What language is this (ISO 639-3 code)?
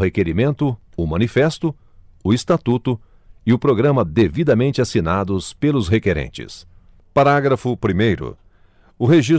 por